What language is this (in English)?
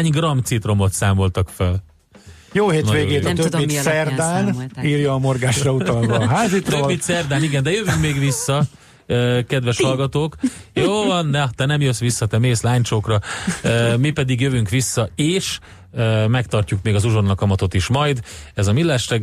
Hungarian